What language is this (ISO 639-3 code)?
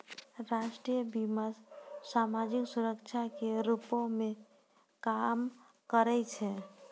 mai